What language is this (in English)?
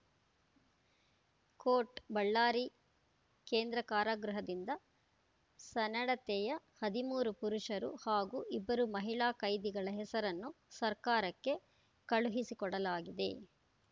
Kannada